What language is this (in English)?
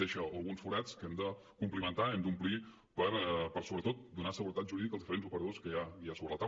Catalan